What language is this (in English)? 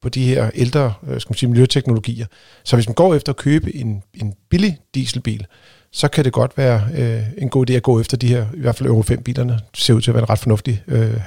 Danish